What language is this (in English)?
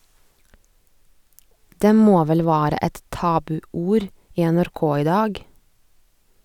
Norwegian